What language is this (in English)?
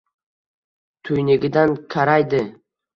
Uzbek